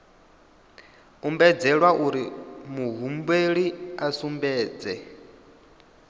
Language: Venda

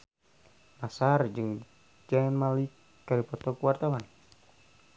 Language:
Sundanese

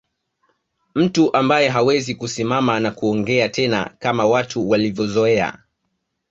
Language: Swahili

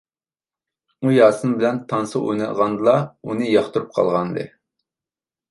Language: Uyghur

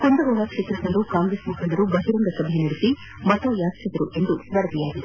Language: Kannada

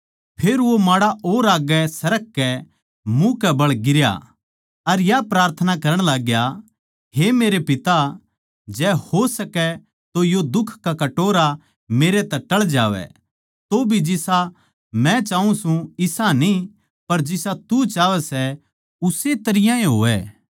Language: Haryanvi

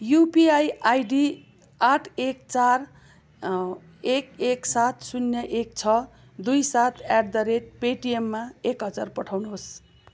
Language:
Nepali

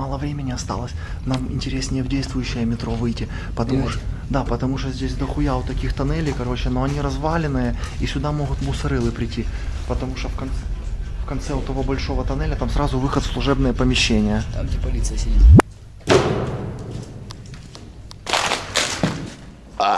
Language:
Russian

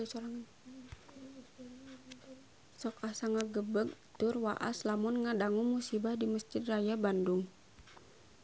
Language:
Sundanese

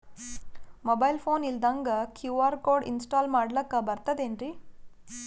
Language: Kannada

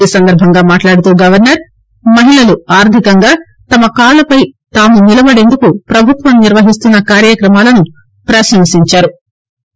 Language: Telugu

